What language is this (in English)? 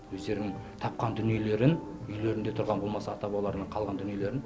Kazakh